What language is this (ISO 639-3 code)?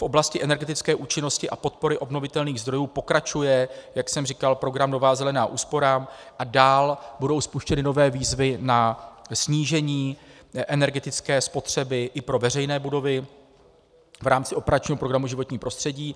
ces